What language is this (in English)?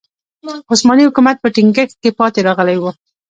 Pashto